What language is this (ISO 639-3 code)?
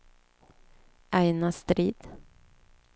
swe